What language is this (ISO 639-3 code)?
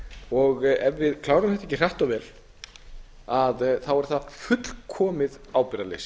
isl